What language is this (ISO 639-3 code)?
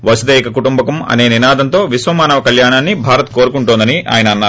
tel